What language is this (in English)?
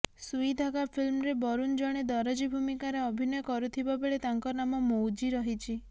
Odia